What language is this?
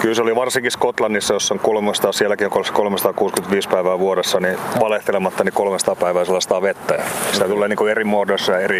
Finnish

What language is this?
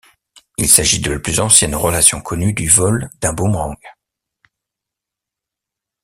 French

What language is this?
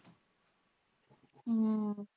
Punjabi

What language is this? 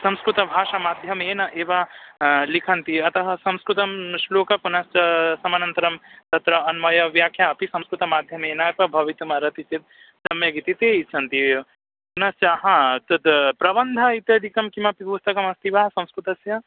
Sanskrit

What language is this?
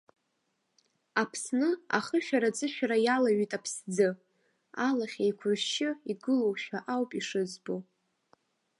Abkhazian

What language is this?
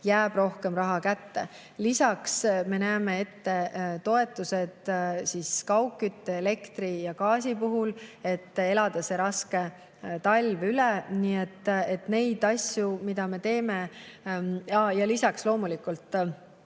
Estonian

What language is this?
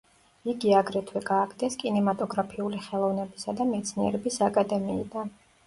Georgian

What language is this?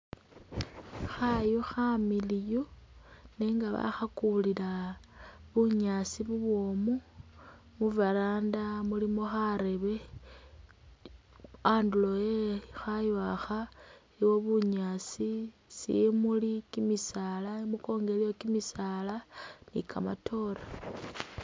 Masaaba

